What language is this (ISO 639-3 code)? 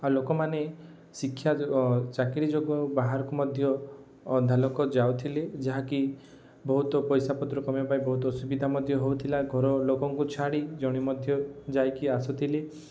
ori